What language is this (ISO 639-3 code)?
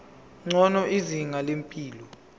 zul